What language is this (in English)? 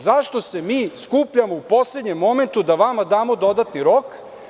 Serbian